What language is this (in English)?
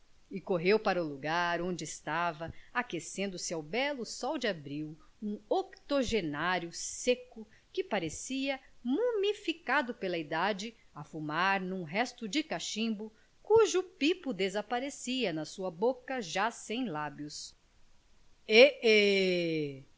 Portuguese